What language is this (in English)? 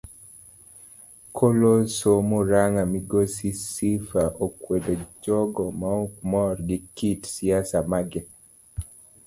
Luo (Kenya and Tanzania)